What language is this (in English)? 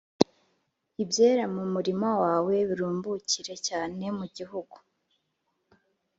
Kinyarwanda